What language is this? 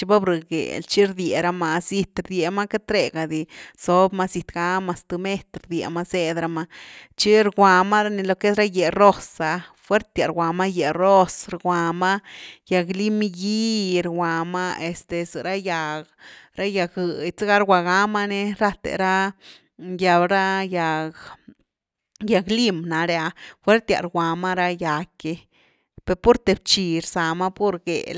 Güilá Zapotec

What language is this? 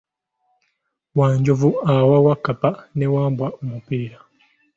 Ganda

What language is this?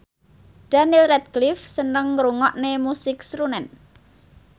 Javanese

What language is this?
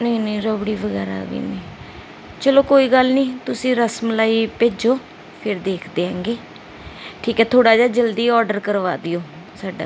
Punjabi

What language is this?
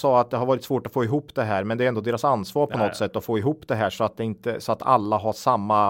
Swedish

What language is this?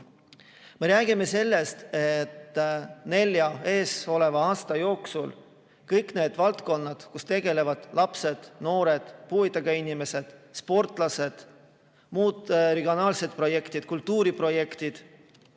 Estonian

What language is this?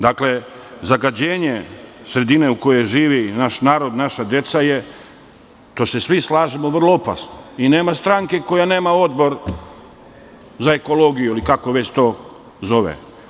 Serbian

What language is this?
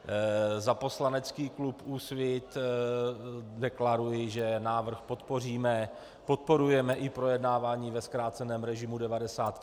Czech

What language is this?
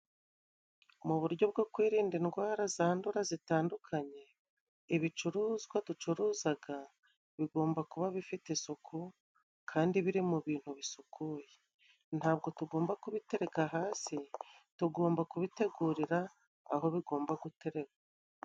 Kinyarwanda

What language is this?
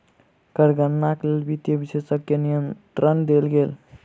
Maithili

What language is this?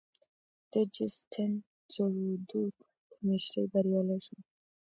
Pashto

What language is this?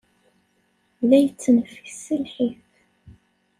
Kabyle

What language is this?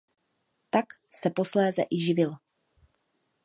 Czech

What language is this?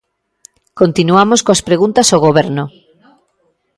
Galician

